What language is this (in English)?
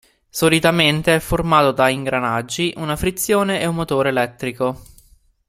Italian